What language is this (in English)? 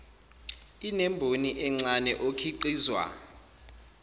Zulu